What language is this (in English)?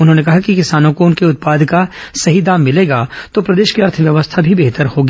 Hindi